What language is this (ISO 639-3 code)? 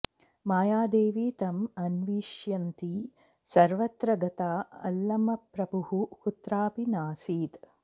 san